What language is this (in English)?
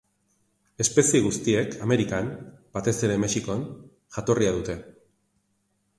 Basque